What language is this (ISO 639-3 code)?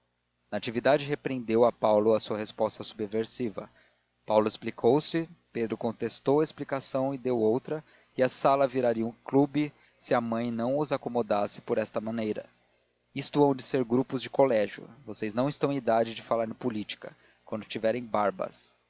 por